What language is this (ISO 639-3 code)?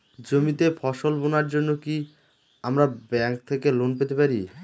ben